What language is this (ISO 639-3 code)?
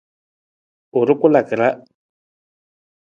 nmz